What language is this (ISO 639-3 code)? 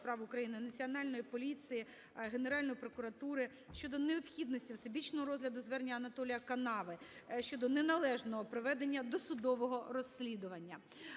ukr